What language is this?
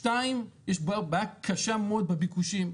Hebrew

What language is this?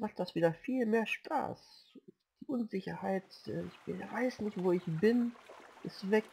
German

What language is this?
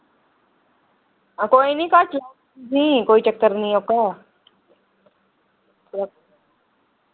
Dogri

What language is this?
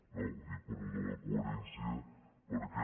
Catalan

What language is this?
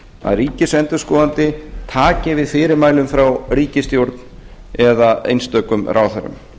Icelandic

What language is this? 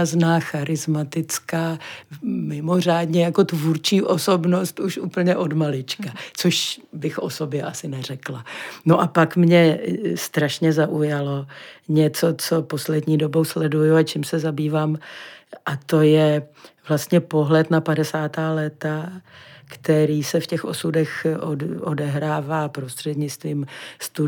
Czech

